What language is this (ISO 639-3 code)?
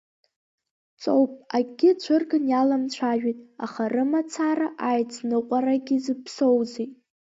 abk